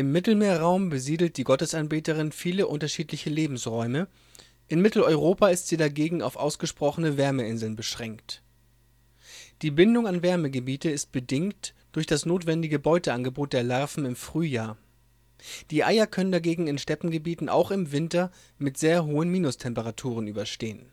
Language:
German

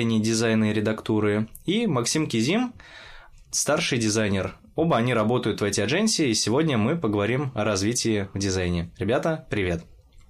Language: Russian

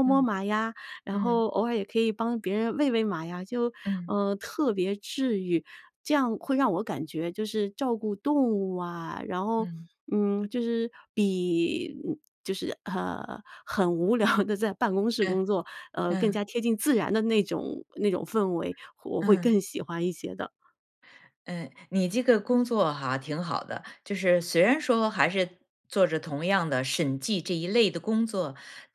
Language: Chinese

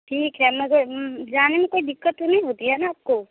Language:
Hindi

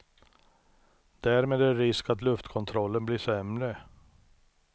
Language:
Swedish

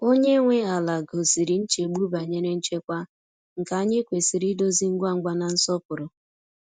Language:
Igbo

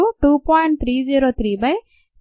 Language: Telugu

